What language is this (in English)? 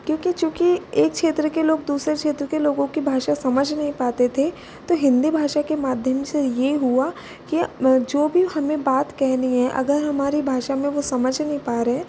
Hindi